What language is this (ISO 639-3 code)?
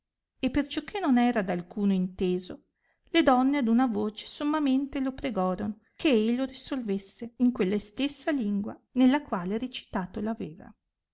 ita